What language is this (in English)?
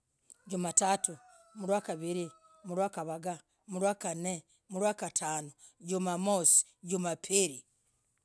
Logooli